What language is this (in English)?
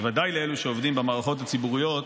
Hebrew